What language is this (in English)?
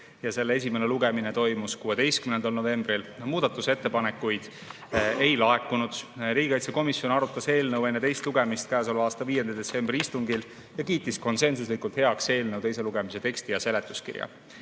Estonian